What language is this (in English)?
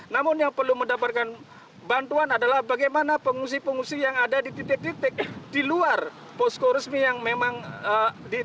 Indonesian